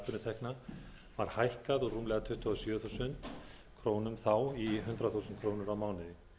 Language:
Icelandic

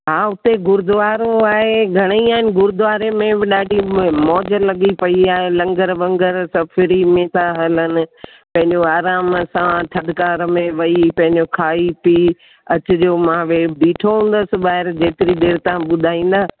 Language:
Sindhi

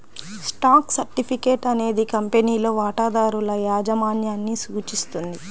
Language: Telugu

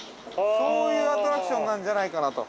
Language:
Japanese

